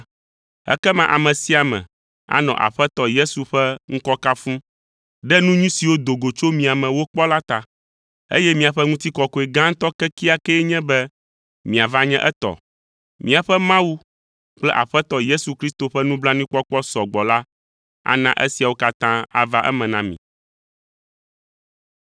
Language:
Ewe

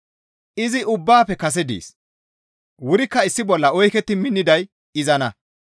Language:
Gamo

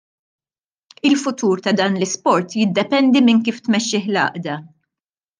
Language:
Maltese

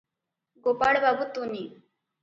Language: Odia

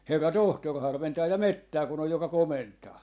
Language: Finnish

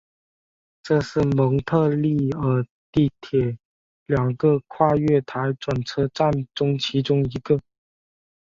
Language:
Chinese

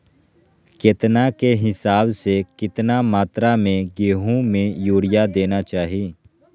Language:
Magahi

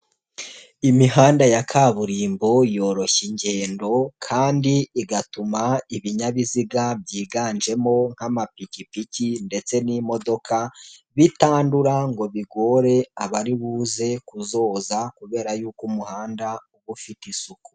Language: Kinyarwanda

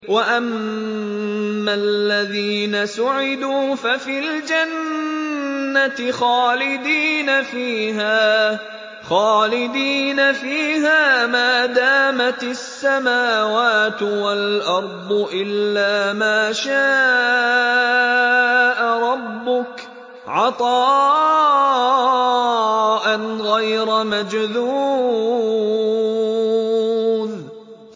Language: Arabic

